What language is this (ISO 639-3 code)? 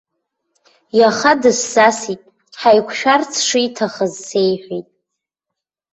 abk